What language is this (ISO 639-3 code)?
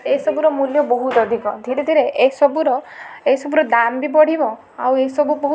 ori